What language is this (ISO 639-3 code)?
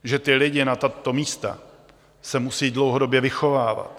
ces